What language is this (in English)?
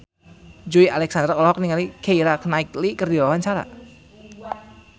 Sundanese